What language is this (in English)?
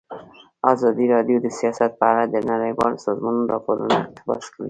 Pashto